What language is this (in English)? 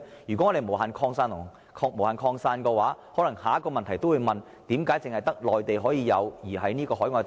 Cantonese